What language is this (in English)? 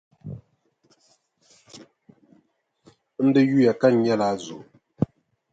Dagbani